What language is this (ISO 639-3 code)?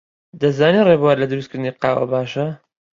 ckb